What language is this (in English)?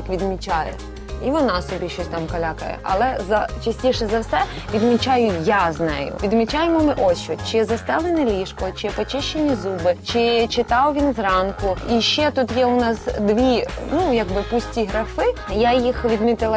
Ukrainian